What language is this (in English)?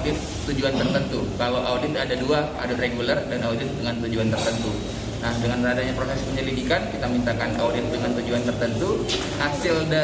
Indonesian